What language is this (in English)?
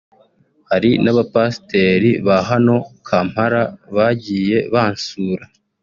Kinyarwanda